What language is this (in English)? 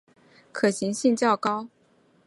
Chinese